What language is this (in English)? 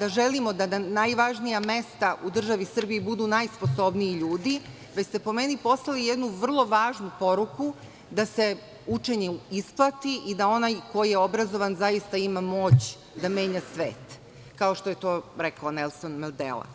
Serbian